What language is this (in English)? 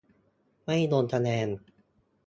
Thai